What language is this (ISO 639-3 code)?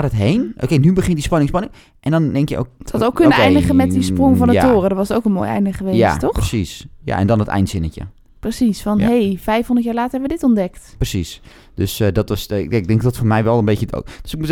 nld